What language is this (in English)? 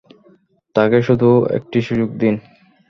Bangla